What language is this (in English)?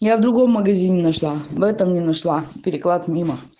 Russian